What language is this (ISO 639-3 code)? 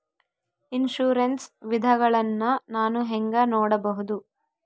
kan